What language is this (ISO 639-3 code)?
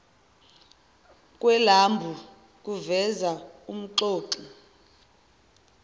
zul